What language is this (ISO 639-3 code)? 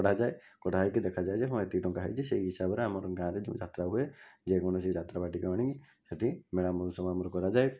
ori